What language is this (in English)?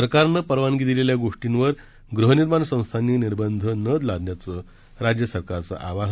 Marathi